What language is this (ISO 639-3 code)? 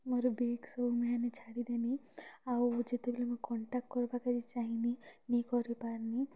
ori